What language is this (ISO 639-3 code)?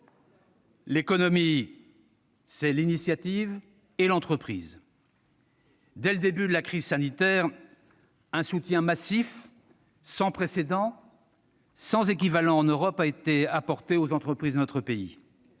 fra